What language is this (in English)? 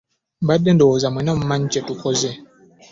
Ganda